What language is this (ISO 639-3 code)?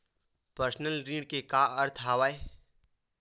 hne